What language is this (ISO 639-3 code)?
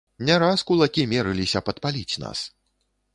bel